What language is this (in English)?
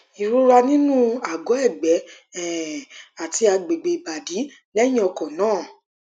Yoruba